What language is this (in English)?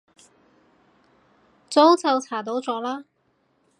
Cantonese